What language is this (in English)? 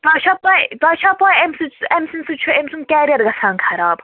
Kashmiri